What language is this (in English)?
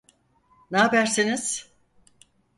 Turkish